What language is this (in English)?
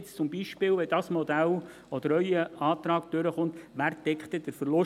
Swiss German